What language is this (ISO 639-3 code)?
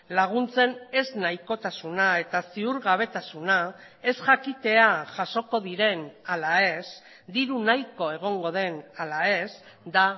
eus